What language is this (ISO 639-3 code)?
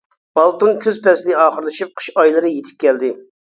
uig